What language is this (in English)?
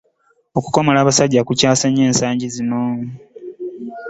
Ganda